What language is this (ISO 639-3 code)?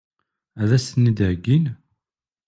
kab